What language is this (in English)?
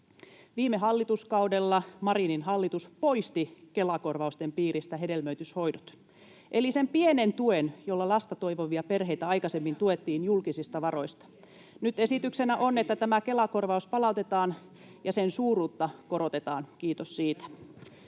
Finnish